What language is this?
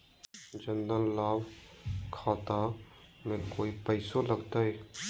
Magahi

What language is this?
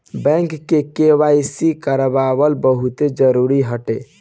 Bhojpuri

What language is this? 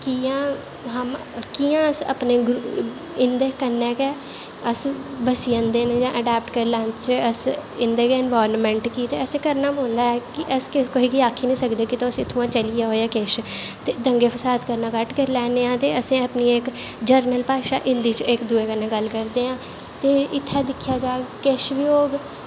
Dogri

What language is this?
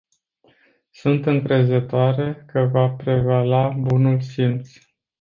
Romanian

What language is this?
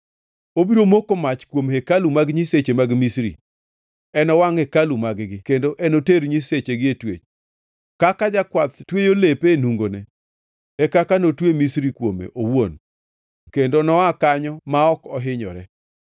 Luo (Kenya and Tanzania)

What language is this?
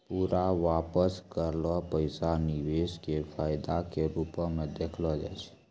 Maithili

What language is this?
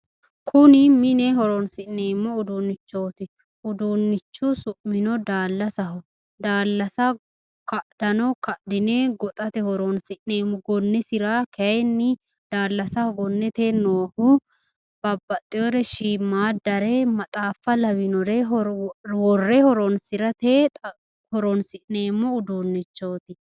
Sidamo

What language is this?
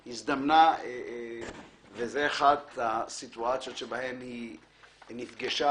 Hebrew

